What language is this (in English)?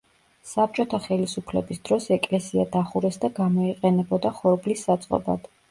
Georgian